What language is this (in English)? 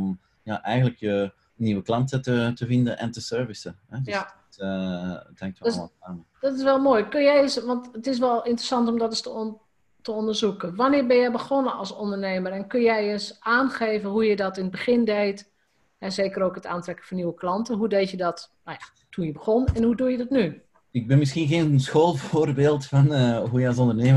Dutch